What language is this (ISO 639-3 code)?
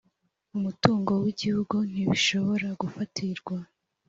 kin